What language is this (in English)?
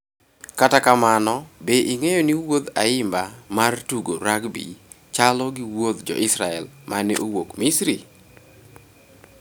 Luo (Kenya and Tanzania)